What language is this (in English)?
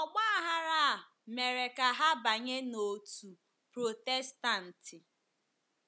Igbo